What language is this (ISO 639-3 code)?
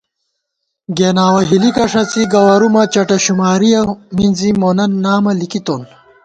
gwt